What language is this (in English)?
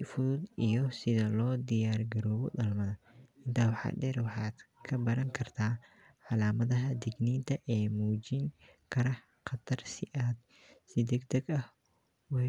Somali